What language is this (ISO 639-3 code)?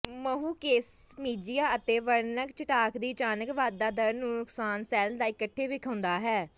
pan